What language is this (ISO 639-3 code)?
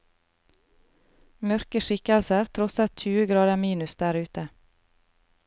nor